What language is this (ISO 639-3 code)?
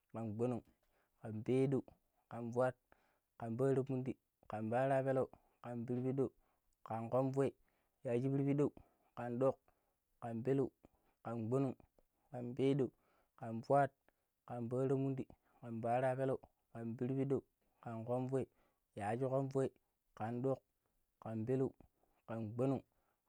pip